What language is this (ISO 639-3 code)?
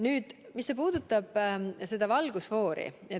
est